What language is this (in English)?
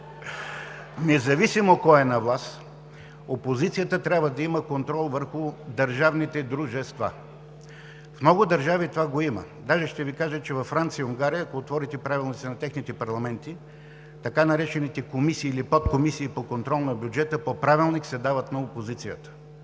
Bulgarian